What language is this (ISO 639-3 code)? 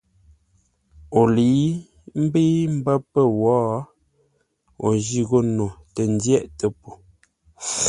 nla